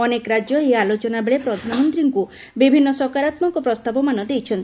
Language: Odia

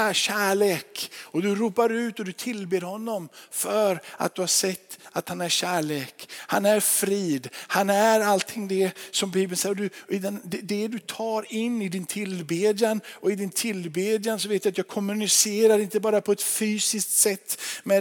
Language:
Swedish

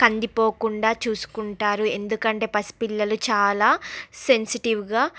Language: Telugu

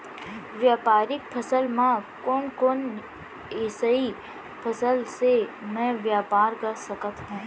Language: Chhattisgarhi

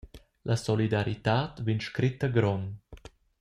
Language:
Romansh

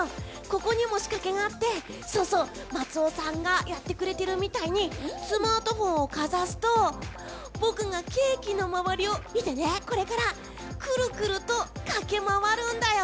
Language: Japanese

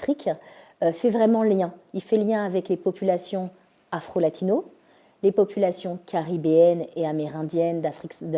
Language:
French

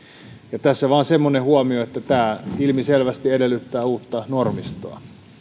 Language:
Finnish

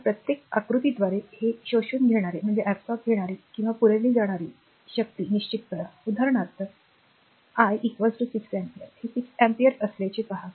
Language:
Marathi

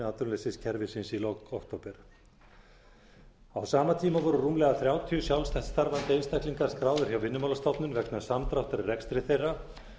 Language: Icelandic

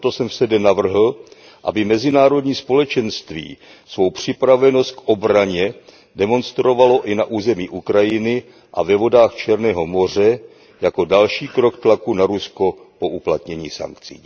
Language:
Czech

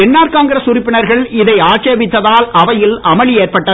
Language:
Tamil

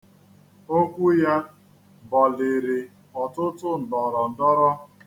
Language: Igbo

